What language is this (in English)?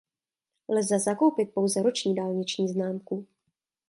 Czech